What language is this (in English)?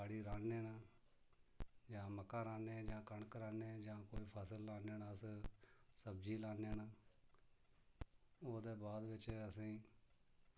Dogri